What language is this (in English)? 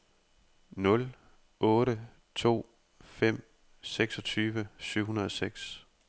Danish